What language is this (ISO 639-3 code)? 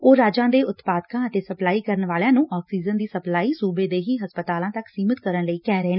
pan